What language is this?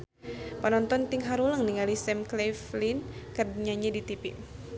Sundanese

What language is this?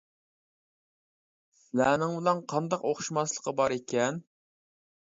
Uyghur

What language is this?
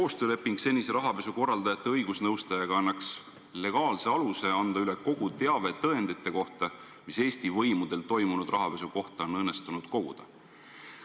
Estonian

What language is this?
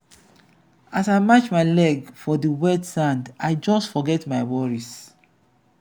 Nigerian Pidgin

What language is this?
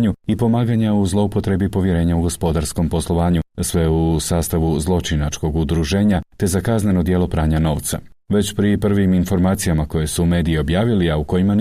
Croatian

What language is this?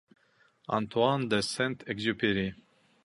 Bashkir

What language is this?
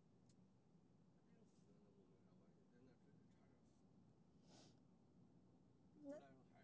Chinese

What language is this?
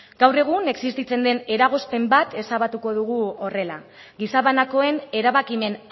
Basque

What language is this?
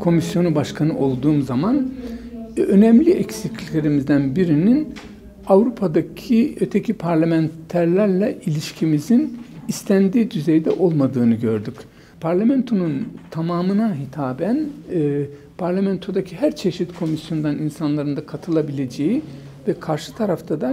Turkish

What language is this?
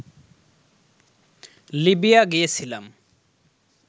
Bangla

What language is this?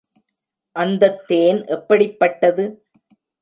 Tamil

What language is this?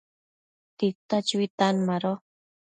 Matsés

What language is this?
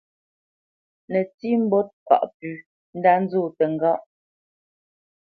Bamenyam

